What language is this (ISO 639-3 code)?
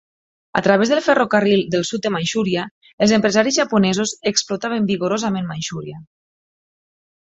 cat